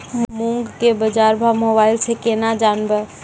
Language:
Maithili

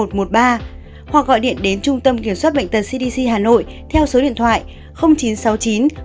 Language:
Vietnamese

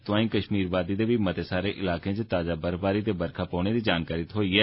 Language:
Dogri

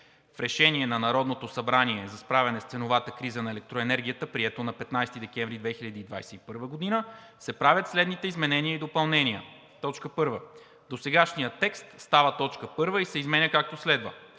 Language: Bulgarian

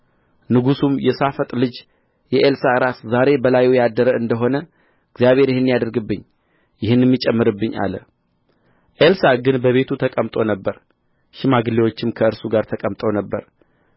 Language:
Amharic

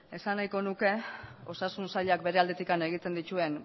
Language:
Basque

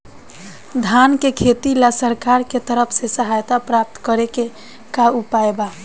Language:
Bhojpuri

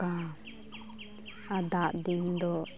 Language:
Santali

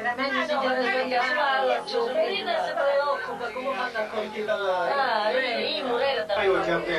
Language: Italian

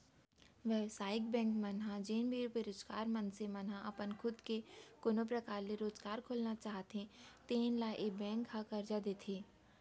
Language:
Chhattisgarhi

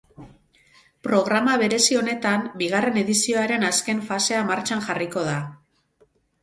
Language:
Basque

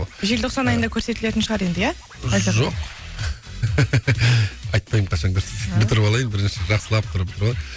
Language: Kazakh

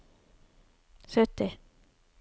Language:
Norwegian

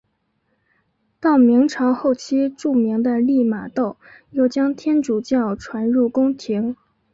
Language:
Chinese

